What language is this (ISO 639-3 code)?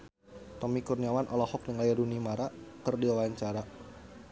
sun